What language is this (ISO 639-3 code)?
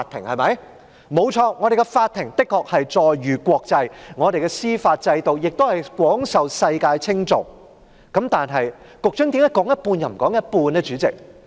yue